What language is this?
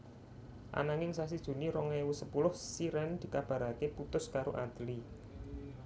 Javanese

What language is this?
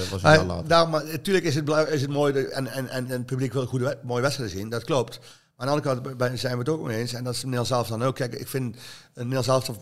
Dutch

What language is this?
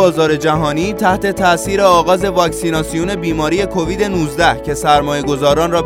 Persian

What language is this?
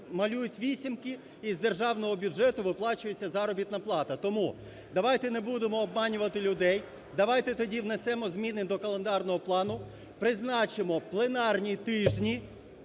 Ukrainian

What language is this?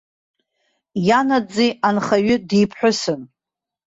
Abkhazian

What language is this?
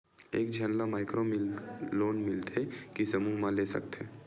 Chhattisgarhi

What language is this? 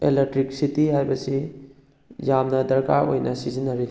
Manipuri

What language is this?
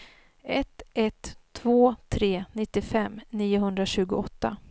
Swedish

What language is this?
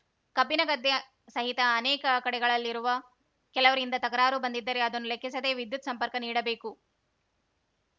Kannada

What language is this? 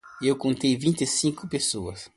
Portuguese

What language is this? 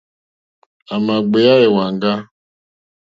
Mokpwe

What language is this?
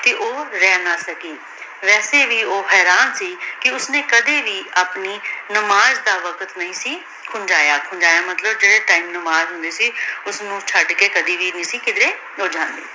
Punjabi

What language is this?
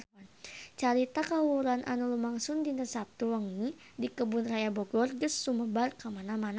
Sundanese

